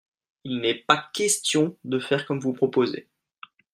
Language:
French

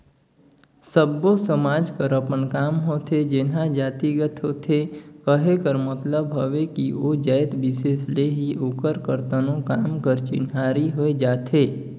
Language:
Chhattisgarhi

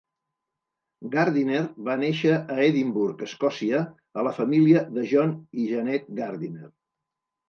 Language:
Catalan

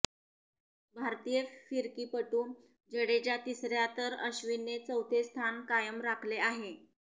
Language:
Marathi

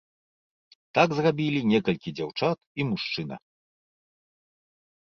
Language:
Belarusian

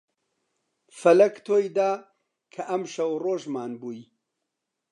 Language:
Central Kurdish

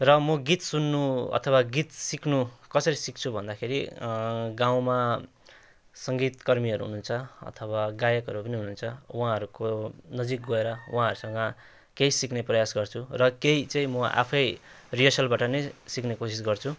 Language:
Nepali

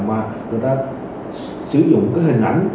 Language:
Vietnamese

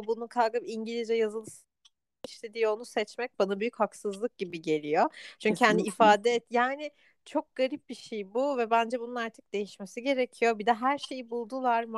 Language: Turkish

